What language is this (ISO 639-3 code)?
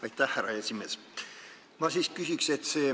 est